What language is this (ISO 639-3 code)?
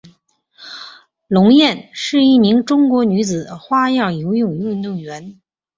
zho